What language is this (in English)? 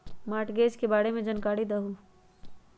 Magahi